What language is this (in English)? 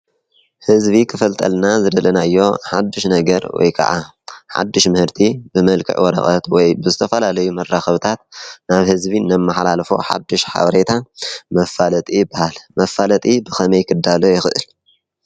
Tigrinya